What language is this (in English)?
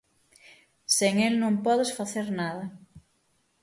Galician